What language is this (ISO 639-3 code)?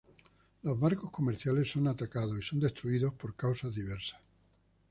spa